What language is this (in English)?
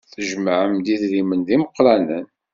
Kabyle